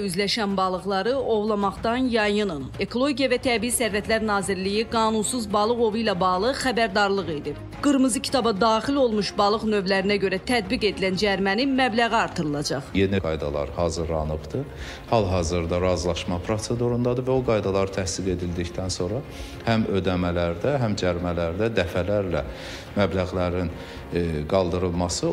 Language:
Turkish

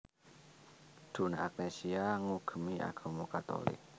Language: Javanese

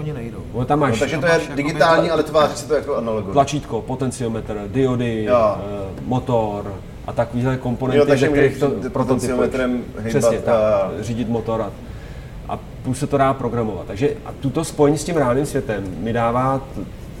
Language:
Czech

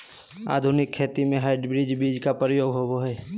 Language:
Magahi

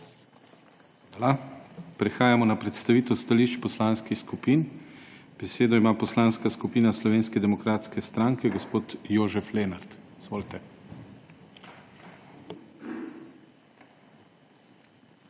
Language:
Slovenian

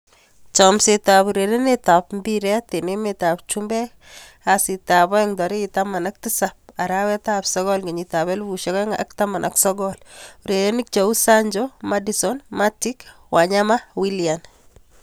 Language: Kalenjin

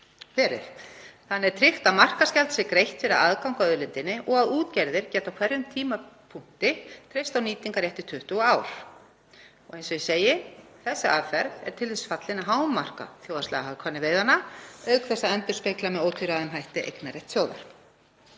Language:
Icelandic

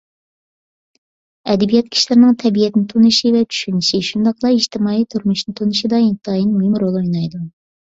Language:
Uyghur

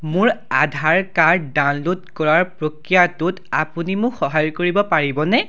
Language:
Assamese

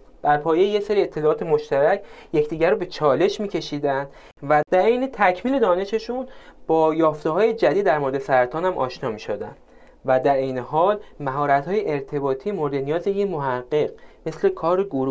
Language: Persian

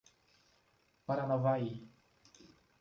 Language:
Portuguese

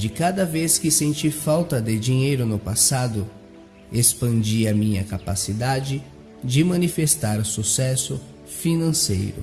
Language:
Portuguese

